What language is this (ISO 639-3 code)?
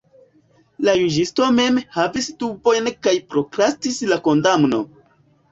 epo